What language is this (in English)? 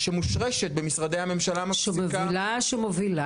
Hebrew